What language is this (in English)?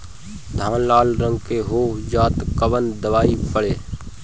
Bhojpuri